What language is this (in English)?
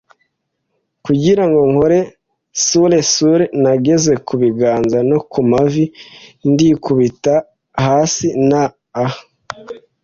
Kinyarwanda